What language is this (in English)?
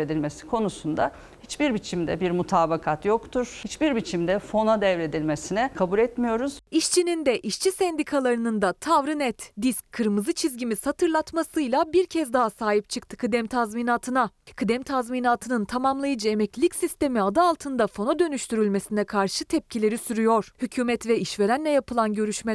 Turkish